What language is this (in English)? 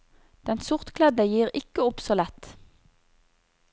Norwegian